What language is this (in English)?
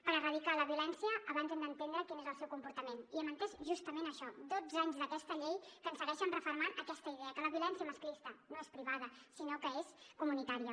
Catalan